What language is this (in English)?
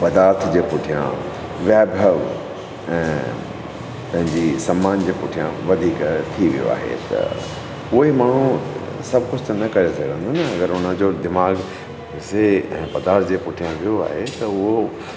Sindhi